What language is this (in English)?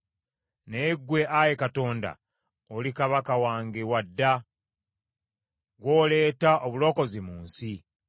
Ganda